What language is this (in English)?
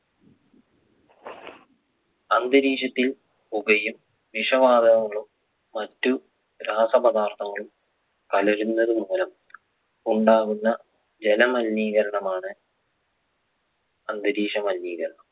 Malayalam